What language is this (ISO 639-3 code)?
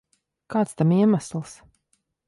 lav